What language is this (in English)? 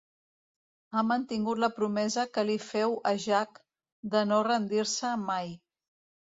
Catalan